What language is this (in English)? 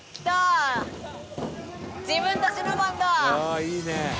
Japanese